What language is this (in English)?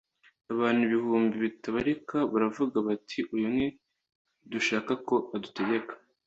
Kinyarwanda